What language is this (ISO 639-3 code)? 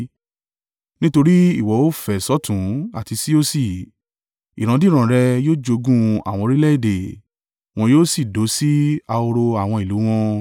yor